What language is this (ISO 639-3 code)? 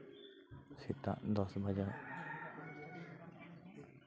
sat